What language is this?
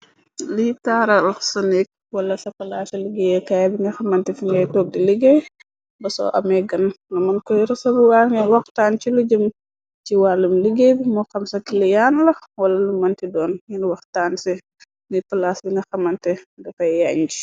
Wolof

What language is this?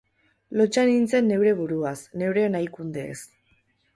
Basque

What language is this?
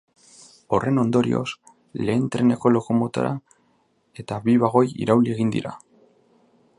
Basque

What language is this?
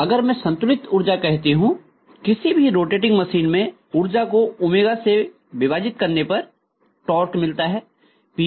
Hindi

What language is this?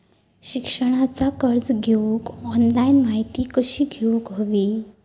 Marathi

